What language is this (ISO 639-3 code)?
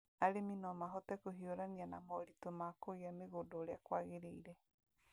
kik